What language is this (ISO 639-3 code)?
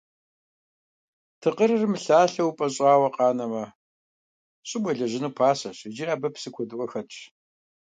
kbd